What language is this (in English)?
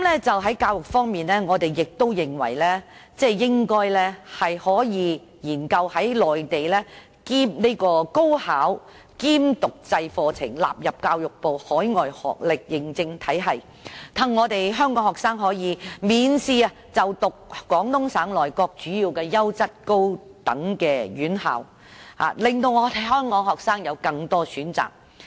Cantonese